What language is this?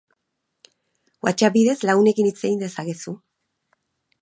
Basque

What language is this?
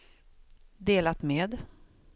Swedish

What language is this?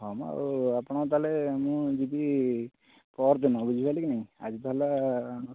Odia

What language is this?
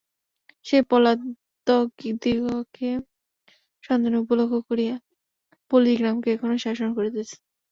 Bangla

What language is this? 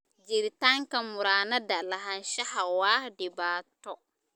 Somali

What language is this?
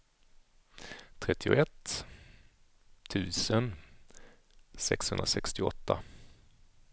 Swedish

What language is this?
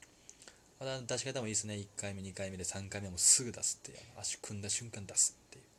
Japanese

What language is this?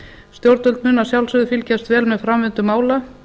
Icelandic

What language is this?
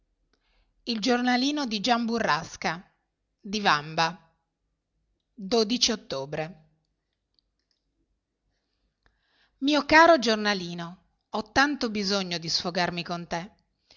Italian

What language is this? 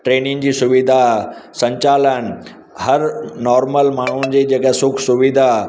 Sindhi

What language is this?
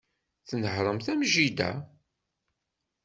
Kabyle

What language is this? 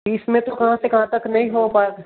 Hindi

